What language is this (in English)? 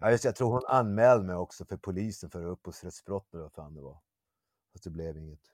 Swedish